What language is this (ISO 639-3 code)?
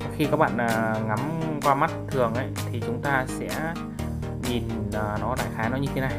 vie